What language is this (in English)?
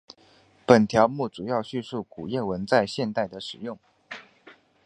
Chinese